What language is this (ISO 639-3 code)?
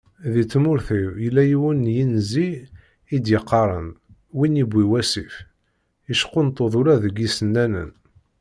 kab